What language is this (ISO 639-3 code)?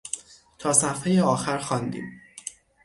fas